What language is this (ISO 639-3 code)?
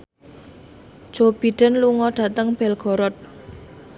jav